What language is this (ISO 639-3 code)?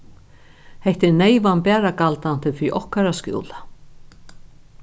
fao